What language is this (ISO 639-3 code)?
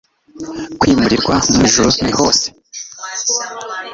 kin